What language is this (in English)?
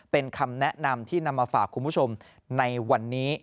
Thai